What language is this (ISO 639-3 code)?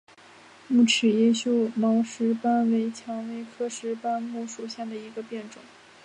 zho